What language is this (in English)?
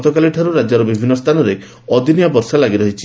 Odia